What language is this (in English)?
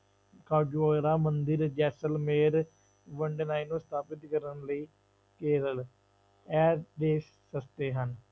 Punjabi